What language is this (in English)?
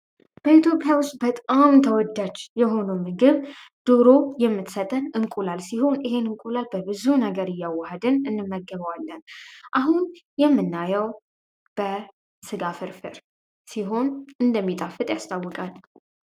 Amharic